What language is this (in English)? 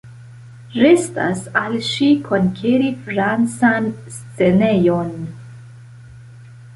Esperanto